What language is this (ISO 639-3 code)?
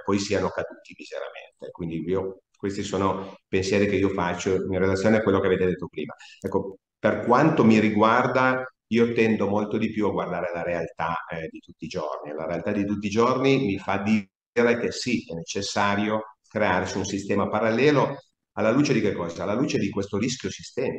ita